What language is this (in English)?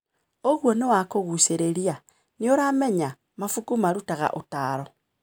Kikuyu